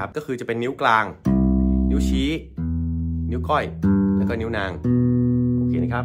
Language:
Thai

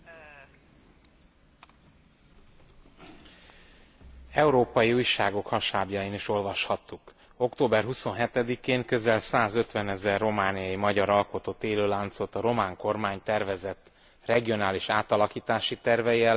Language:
Hungarian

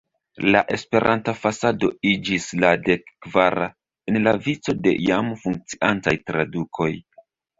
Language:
Esperanto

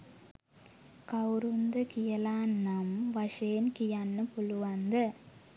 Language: Sinhala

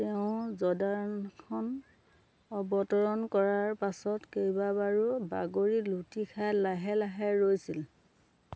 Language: Assamese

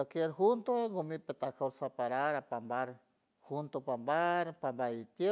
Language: San Francisco Del Mar Huave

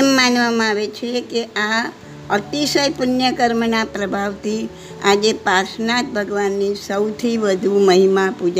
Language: Gujarati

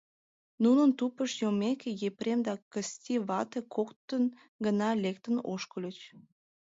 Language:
Mari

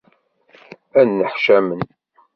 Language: Kabyle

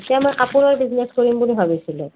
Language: Assamese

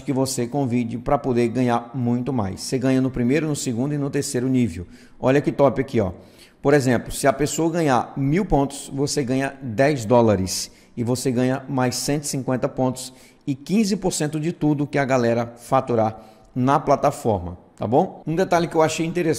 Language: Portuguese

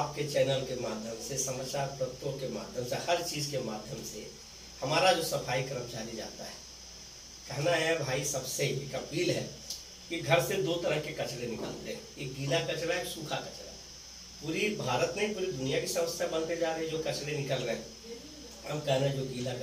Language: Hindi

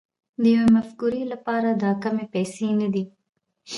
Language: Pashto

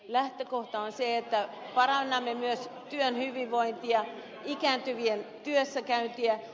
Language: Finnish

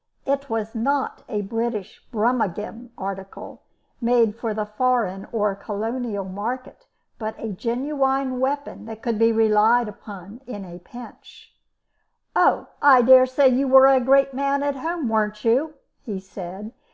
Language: English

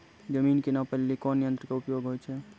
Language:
Maithili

